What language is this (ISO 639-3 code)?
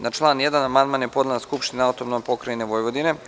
srp